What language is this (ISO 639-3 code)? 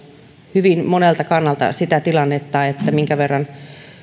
fin